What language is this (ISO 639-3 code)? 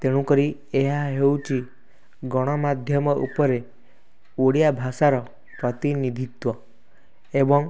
ori